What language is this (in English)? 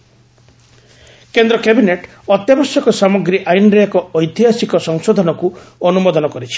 Odia